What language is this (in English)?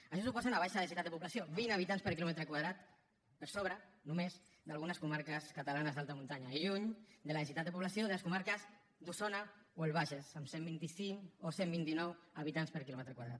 Catalan